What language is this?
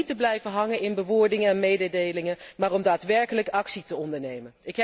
Dutch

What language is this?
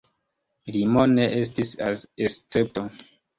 Esperanto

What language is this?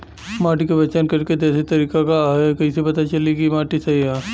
Bhojpuri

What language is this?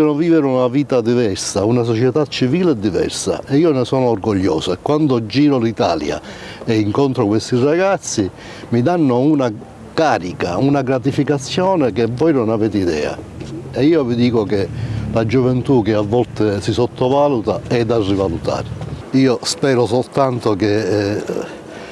Italian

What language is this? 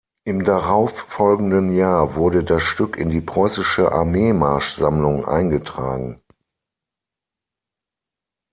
German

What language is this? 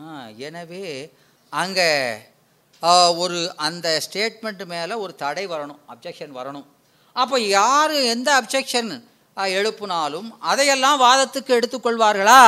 Tamil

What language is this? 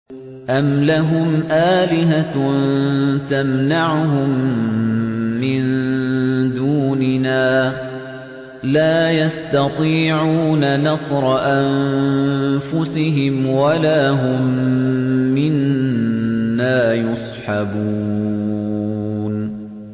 Arabic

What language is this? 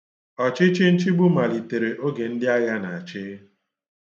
Igbo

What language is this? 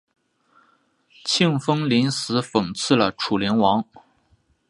Chinese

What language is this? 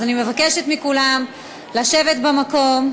Hebrew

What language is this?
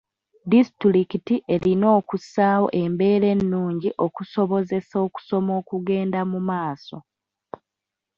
Ganda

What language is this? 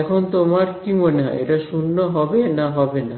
Bangla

